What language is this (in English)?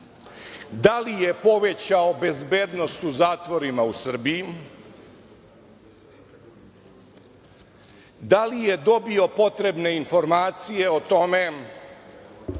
Serbian